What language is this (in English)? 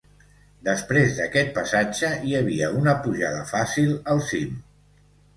Catalan